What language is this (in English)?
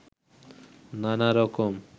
Bangla